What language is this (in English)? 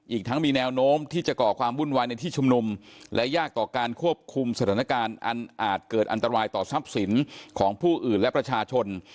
Thai